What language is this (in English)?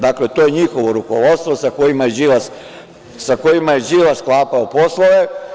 Serbian